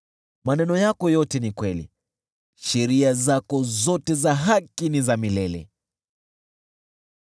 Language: Swahili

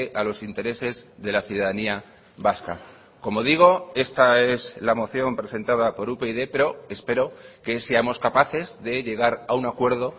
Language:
Spanish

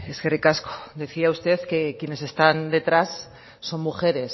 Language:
Spanish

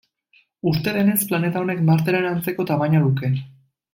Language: Basque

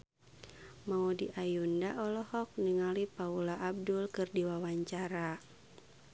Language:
Sundanese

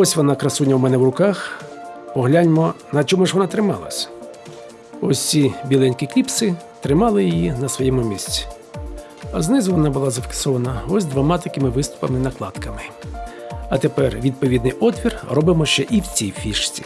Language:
Ukrainian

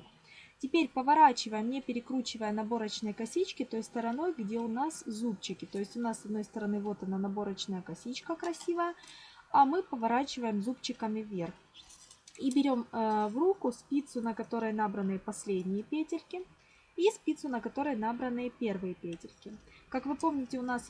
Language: Russian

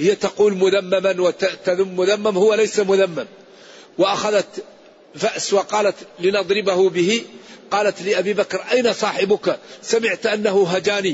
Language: Arabic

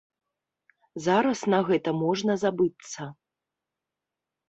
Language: Belarusian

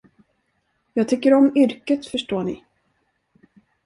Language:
Swedish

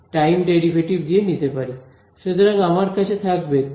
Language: Bangla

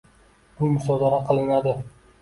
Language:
Uzbek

